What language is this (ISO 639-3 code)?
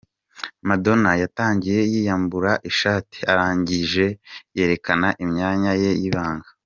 kin